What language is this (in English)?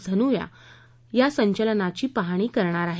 Marathi